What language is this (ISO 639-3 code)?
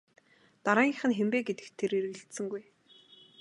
mon